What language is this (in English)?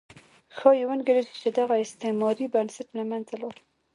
Pashto